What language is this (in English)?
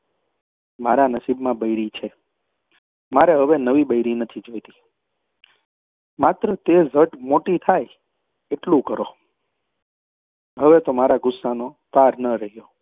Gujarati